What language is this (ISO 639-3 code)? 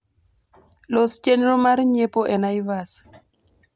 luo